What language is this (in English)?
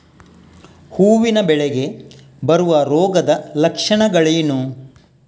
Kannada